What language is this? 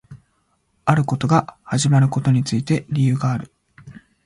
Japanese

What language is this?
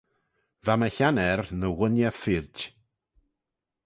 Manx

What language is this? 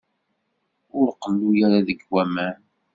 Kabyle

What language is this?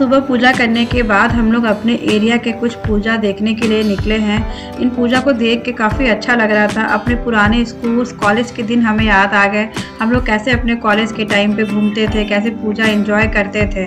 Hindi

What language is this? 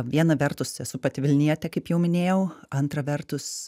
Lithuanian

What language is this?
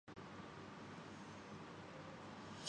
Urdu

